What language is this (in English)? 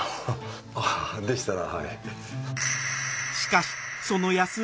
Japanese